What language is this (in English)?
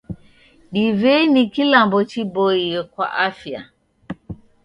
Taita